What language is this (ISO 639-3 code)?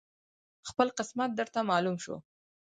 pus